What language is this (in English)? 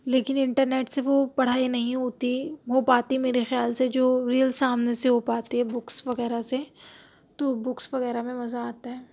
Urdu